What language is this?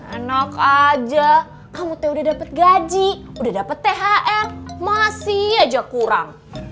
Indonesian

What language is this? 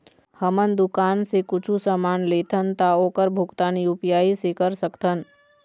Chhattisgarhi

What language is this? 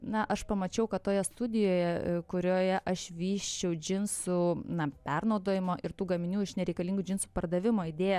Lithuanian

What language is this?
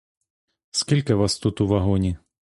Ukrainian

